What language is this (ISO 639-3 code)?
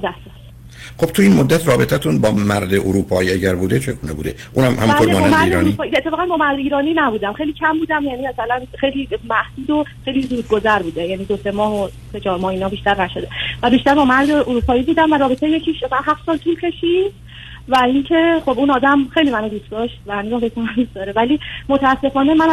fas